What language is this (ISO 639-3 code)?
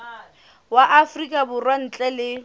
sot